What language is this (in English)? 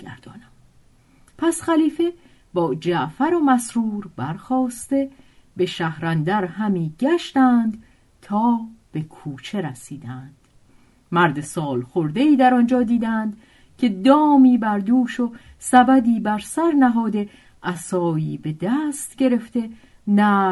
Persian